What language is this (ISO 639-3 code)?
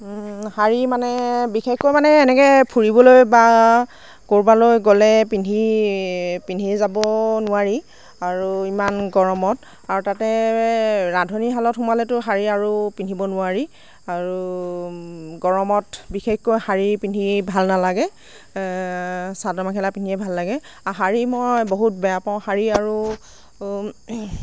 asm